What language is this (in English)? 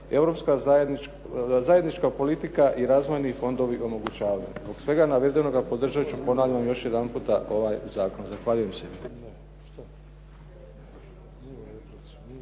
Croatian